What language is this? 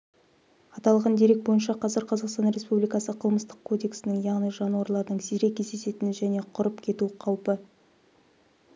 Kazakh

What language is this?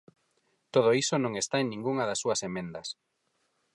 Galician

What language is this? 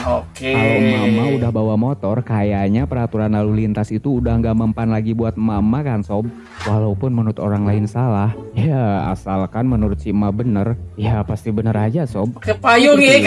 Indonesian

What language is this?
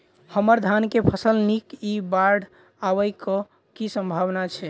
Maithili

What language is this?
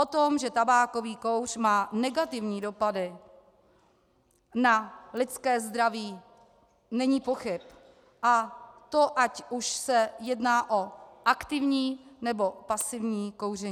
Czech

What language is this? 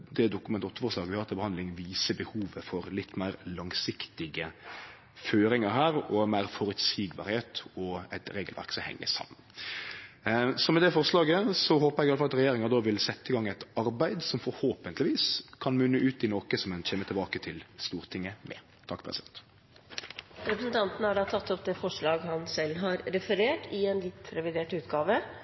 Norwegian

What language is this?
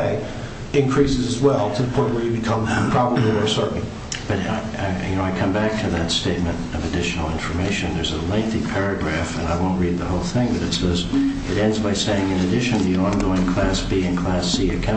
English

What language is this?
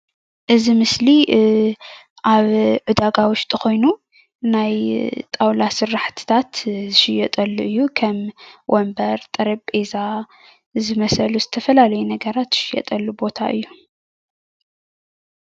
Tigrinya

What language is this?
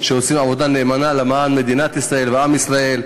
Hebrew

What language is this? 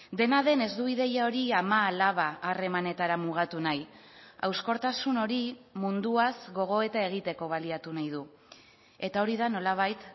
Basque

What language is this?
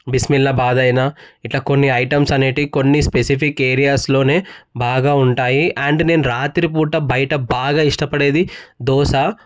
Telugu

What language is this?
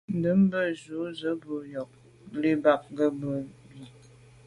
Medumba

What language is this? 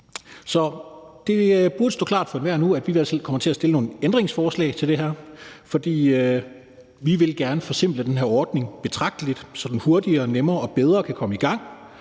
Danish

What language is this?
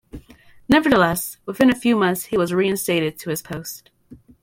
English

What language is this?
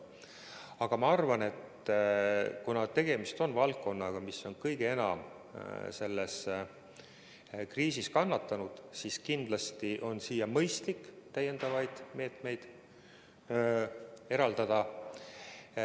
Estonian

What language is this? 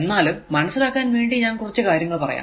Malayalam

